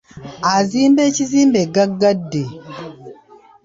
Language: Ganda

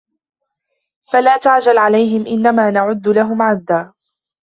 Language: Arabic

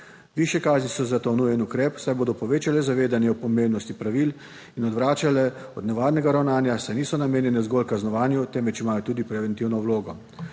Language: Slovenian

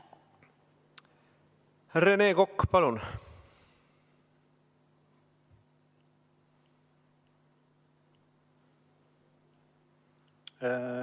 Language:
Estonian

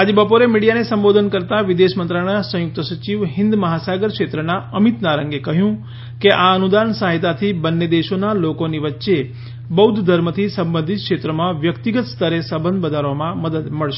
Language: Gujarati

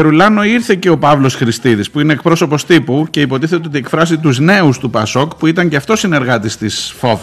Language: Greek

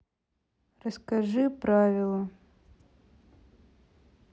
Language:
Russian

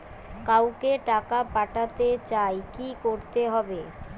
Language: Bangla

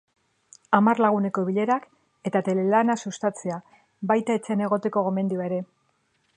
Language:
Basque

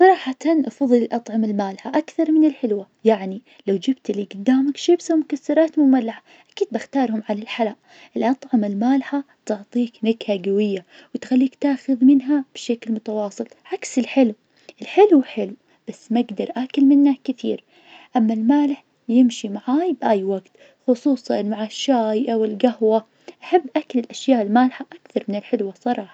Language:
Najdi Arabic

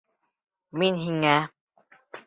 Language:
Bashkir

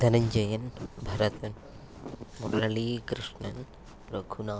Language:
Sanskrit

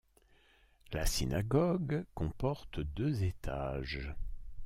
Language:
French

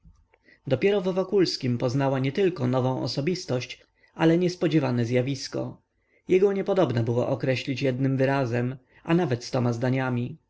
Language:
Polish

